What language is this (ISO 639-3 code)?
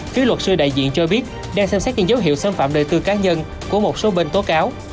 vie